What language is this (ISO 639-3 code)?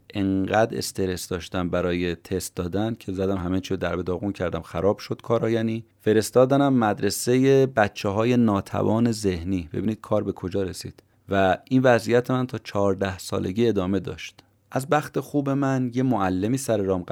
fas